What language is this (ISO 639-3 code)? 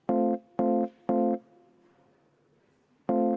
est